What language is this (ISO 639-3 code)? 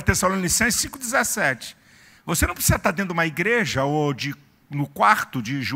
por